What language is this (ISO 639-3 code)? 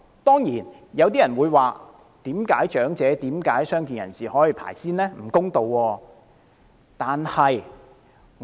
yue